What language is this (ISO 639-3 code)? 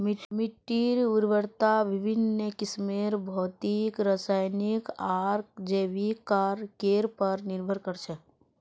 mag